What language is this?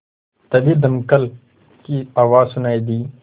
Hindi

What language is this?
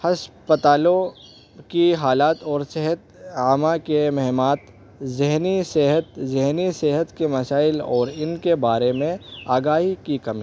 Urdu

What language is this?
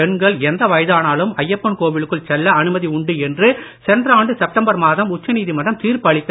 Tamil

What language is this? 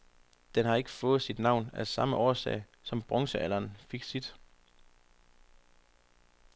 Danish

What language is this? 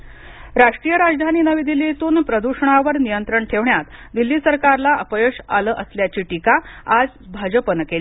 Marathi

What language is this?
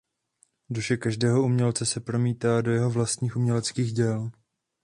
Czech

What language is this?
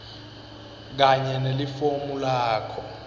Swati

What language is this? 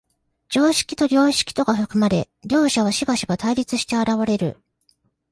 Japanese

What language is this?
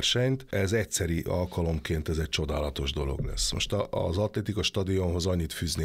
Hungarian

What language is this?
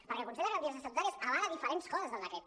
Catalan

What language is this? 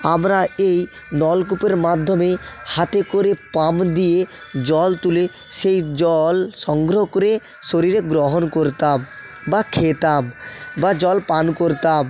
Bangla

